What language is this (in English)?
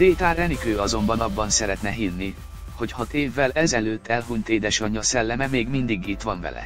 Hungarian